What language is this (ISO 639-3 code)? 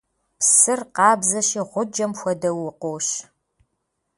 kbd